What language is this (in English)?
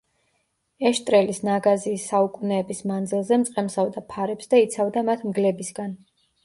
Georgian